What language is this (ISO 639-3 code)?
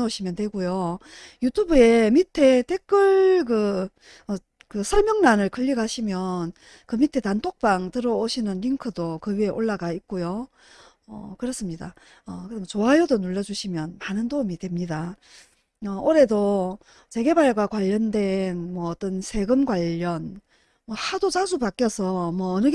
kor